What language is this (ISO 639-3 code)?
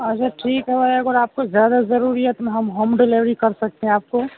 urd